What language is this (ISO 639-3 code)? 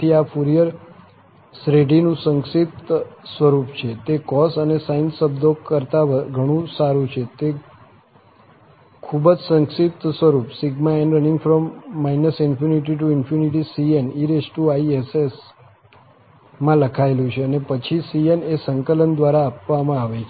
guj